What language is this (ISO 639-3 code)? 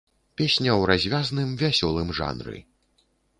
bel